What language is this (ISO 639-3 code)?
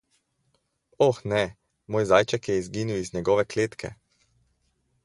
slv